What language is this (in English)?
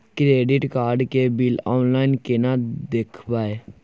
Maithili